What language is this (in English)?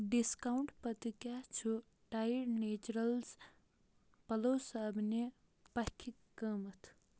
Kashmiri